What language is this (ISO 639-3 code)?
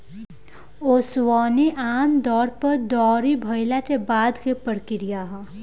bho